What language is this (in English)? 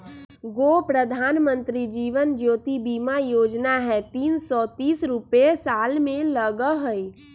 Magahi